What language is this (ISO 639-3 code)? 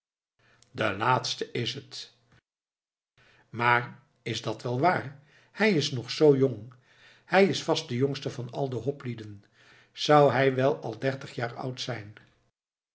nld